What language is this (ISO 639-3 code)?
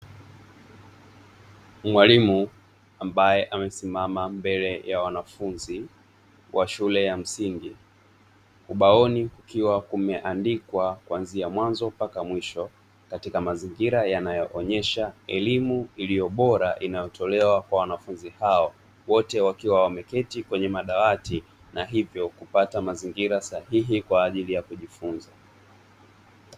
swa